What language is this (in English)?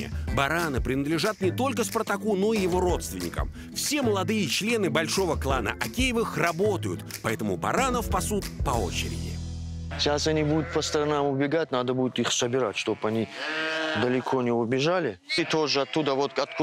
Russian